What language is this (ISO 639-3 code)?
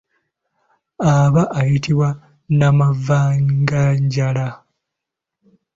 lug